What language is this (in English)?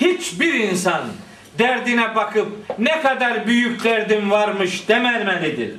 Turkish